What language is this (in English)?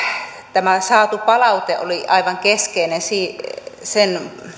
Finnish